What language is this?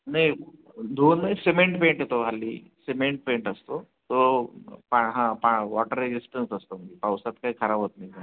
Marathi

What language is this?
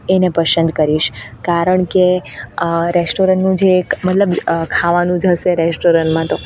Gujarati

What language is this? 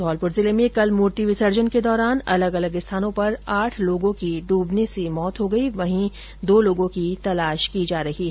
Hindi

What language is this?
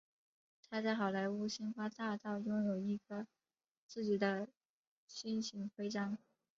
Chinese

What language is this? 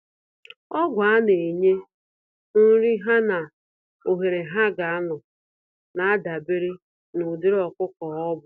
Igbo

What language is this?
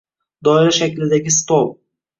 Uzbek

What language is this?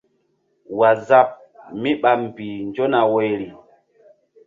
Mbum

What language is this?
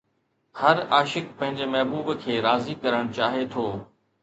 Sindhi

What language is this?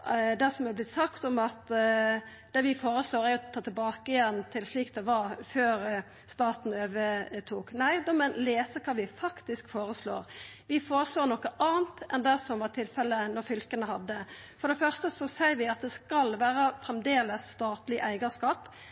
Norwegian Nynorsk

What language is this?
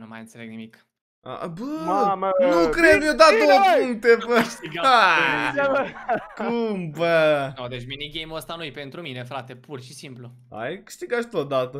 Romanian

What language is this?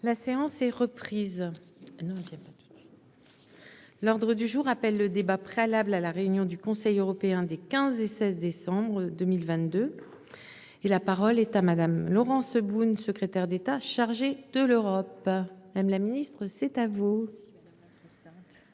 French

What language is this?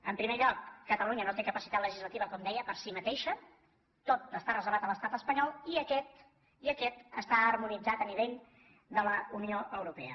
Catalan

